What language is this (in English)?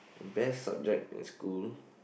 English